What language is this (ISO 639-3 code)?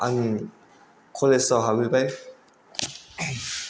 brx